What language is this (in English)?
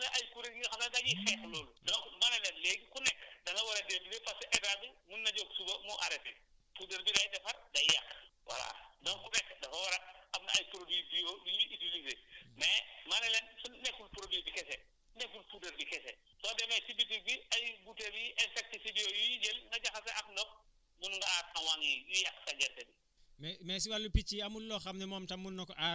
Wolof